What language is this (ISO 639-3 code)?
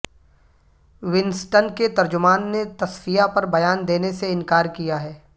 urd